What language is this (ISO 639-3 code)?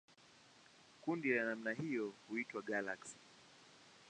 swa